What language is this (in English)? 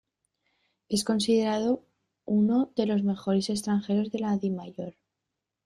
Spanish